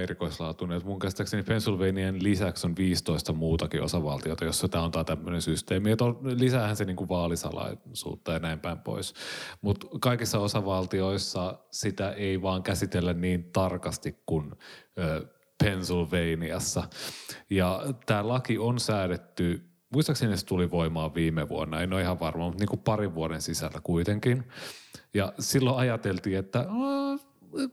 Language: Finnish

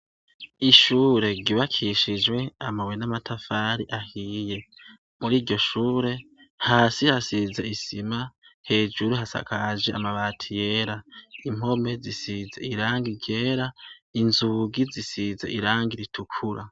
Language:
Rundi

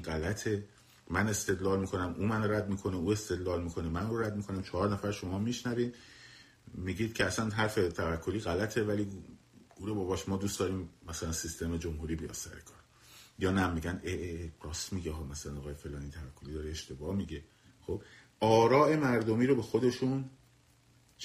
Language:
Persian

